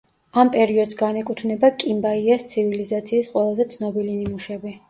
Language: Georgian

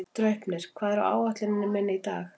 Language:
Icelandic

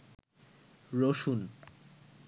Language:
Bangla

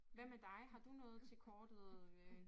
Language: Danish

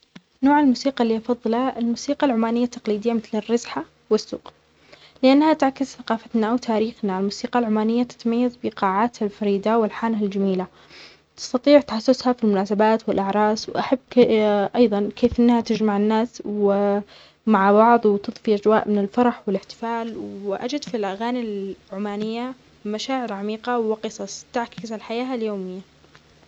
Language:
Omani Arabic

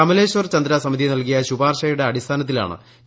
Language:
Malayalam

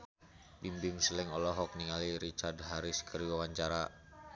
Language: Sundanese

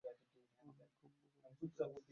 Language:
Bangla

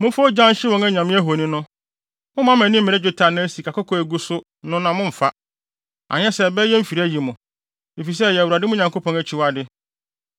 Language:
Akan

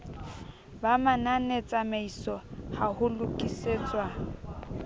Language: Southern Sotho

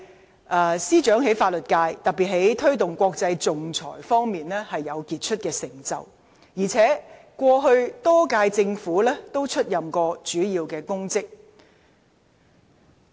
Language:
Cantonese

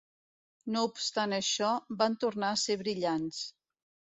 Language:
Catalan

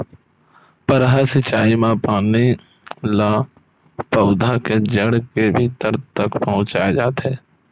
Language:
Chhattisgarhi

